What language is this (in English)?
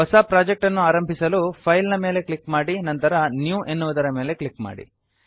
Kannada